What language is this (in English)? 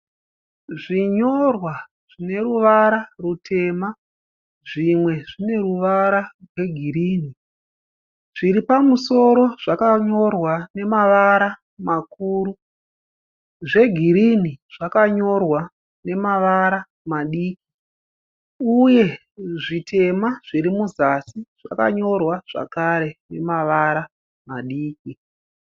Shona